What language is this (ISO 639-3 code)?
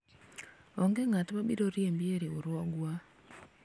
luo